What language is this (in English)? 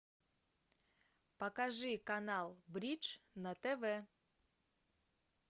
Russian